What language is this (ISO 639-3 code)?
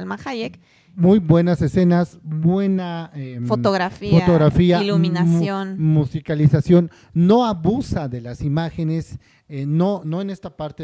spa